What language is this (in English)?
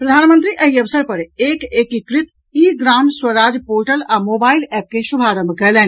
Maithili